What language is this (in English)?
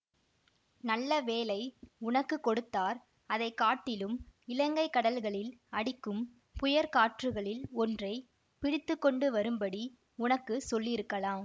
Tamil